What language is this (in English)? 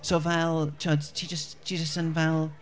Welsh